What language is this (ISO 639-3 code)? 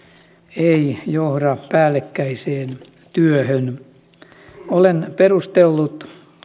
fin